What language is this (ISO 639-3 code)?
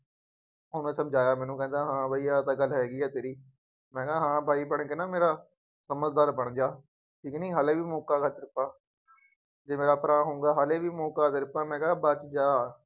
pan